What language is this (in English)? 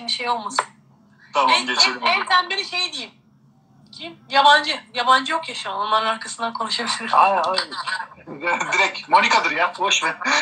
Turkish